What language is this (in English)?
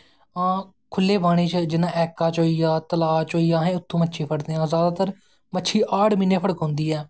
Dogri